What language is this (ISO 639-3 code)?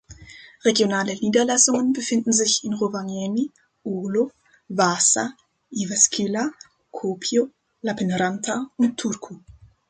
deu